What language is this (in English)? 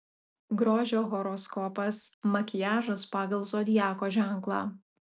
Lithuanian